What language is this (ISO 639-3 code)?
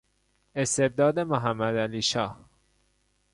fas